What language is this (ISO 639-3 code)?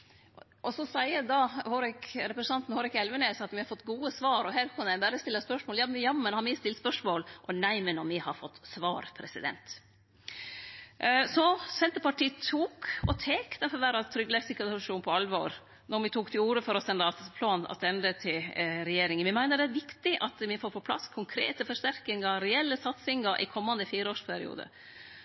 nno